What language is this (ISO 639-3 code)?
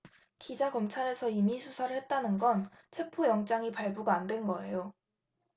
kor